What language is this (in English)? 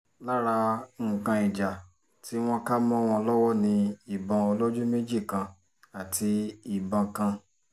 Yoruba